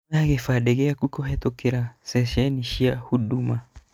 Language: Kikuyu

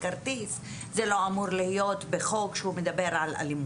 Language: Hebrew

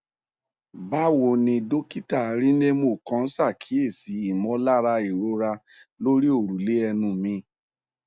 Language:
Yoruba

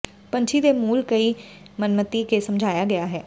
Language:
Punjabi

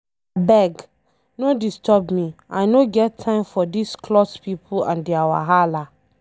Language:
Nigerian Pidgin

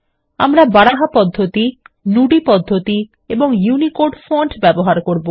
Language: Bangla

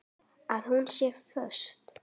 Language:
Icelandic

